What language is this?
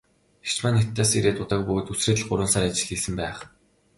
Mongolian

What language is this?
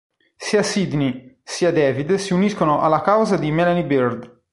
Italian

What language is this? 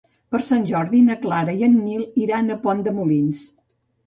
Catalan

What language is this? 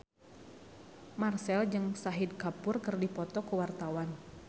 Sundanese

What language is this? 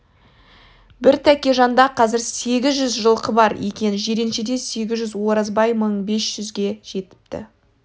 Kazakh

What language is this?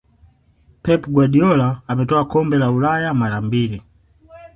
Swahili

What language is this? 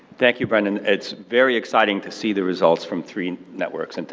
English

